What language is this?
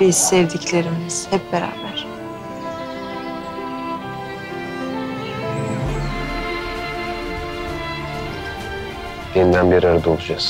Turkish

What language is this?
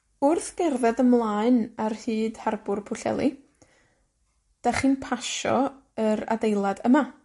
Welsh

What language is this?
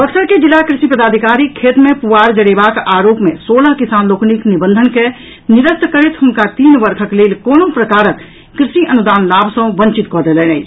Maithili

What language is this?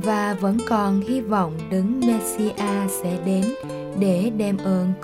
Vietnamese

